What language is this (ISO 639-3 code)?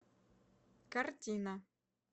rus